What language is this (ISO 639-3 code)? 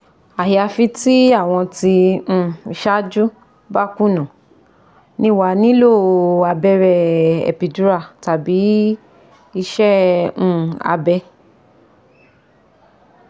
yor